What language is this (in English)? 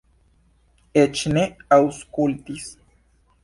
Esperanto